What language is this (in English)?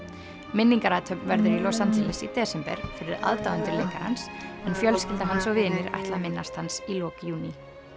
Icelandic